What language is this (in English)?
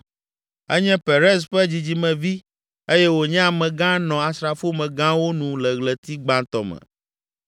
Ewe